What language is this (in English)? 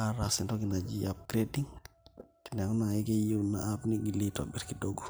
Masai